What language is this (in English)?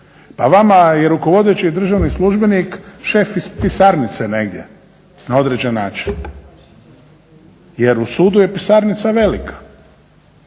Croatian